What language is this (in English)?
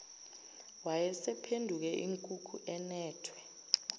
Zulu